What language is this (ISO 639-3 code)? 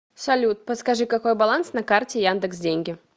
rus